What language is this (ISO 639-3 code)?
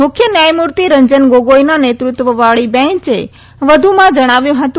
guj